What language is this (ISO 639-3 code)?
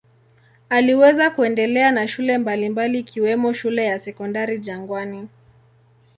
swa